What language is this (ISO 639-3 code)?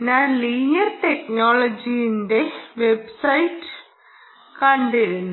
mal